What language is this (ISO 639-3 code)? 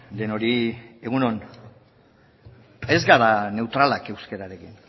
eus